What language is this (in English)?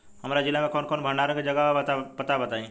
Bhojpuri